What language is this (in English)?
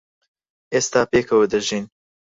Central Kurdish